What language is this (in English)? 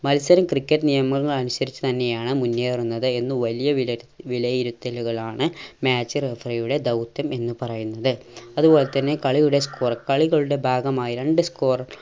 Malayalam